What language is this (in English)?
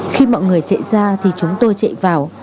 Vietnamese